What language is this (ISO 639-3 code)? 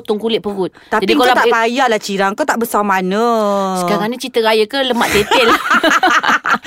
msa